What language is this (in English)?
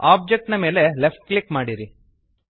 Kannada